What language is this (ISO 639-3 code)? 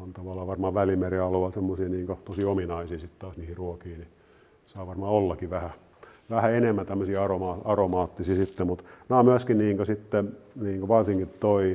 fin